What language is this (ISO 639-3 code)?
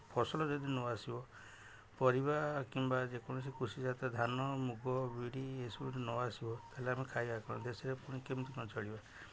ori